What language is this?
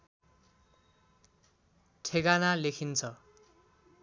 Nepali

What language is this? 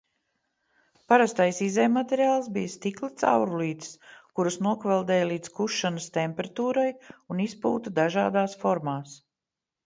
Latvian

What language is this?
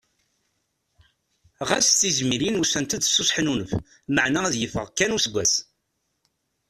Kabyle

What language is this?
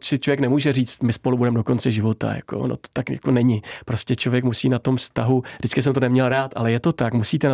Czech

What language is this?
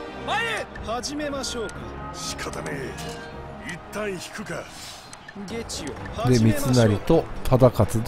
Japanese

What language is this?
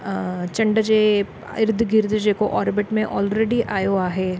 Sindhi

